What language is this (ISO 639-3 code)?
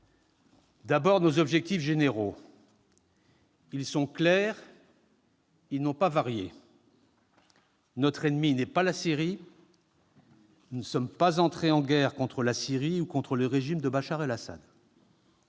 fra